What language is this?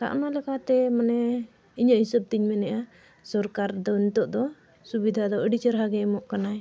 Santali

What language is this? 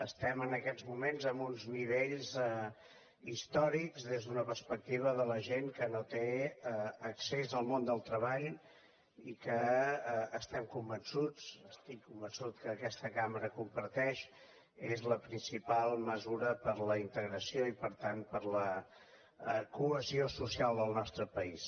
Catalan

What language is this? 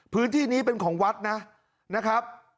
Thai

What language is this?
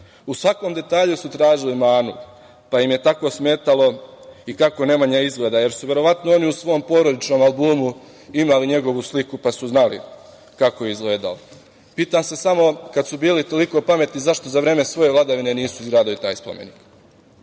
Serbian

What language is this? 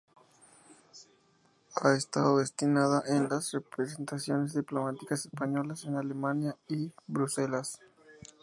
Spanish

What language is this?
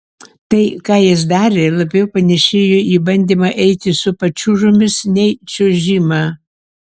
Lithuanian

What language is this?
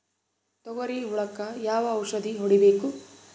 Kannada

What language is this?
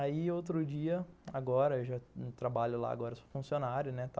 Portuguese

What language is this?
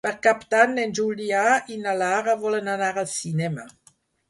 Catalan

